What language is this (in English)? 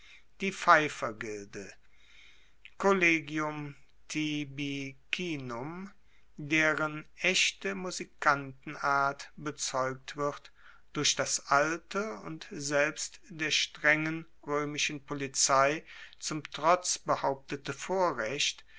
German